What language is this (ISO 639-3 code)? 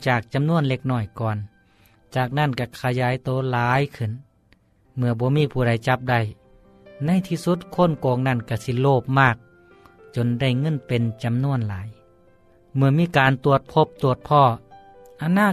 tha